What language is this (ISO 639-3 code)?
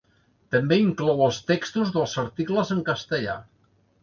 cat